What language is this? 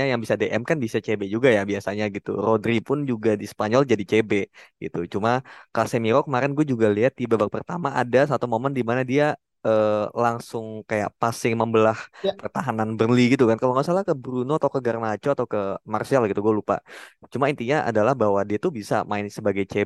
Indonesian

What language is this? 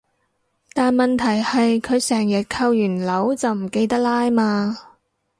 Cantonese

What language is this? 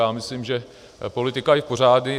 Czech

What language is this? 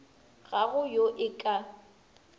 Northern Sotho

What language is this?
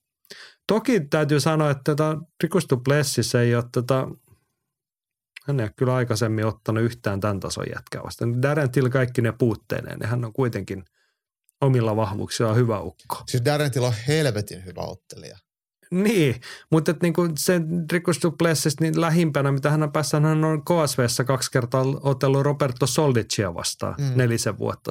Finnish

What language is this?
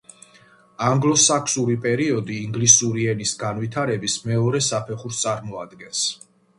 Georgian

